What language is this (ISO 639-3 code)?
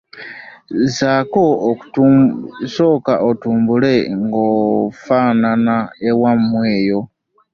lug